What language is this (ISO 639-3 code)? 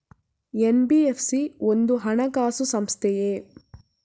kan